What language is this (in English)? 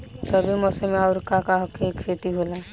Bhojpuri